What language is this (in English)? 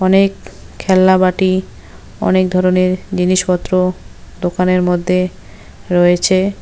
Bangla